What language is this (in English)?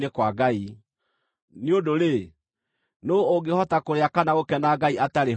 Kikuyu